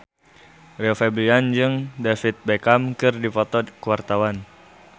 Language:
Sundanese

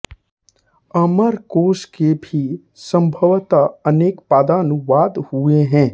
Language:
Hindi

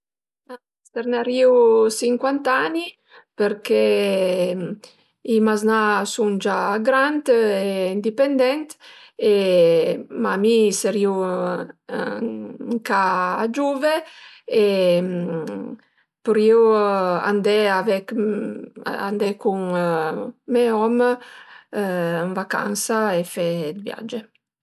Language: Piedmontese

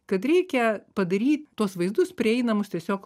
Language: Lithuanian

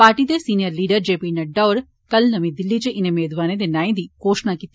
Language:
Dogri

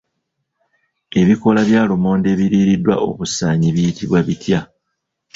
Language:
Ganda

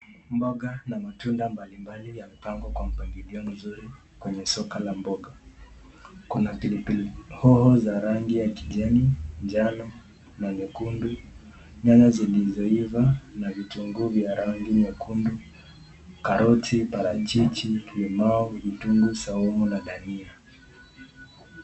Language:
Swahili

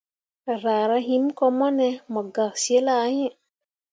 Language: Mundang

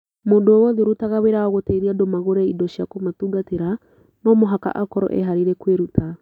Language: Kikuyu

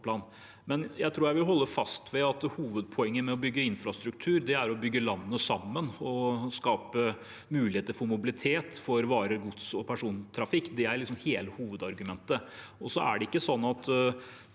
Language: Norwegian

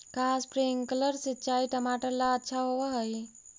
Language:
Magahi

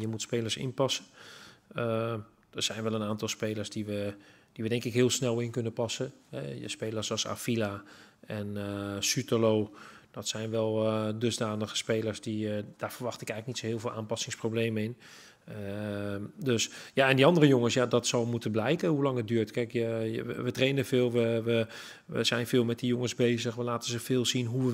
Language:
Dutch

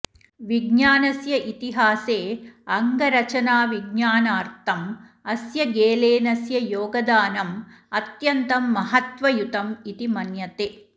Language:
Sanskrit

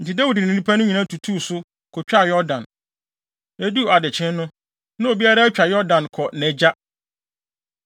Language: Akan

